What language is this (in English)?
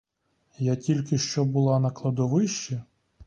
Ukrainian